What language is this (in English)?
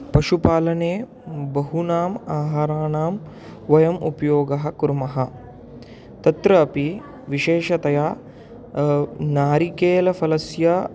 Sanskrit